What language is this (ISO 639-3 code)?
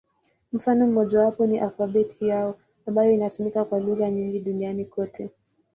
swa